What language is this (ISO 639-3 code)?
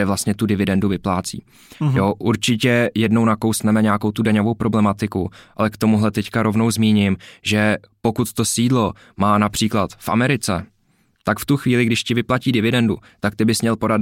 ces